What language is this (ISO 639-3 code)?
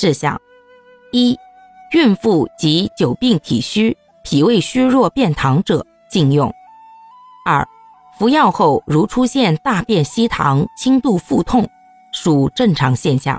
zho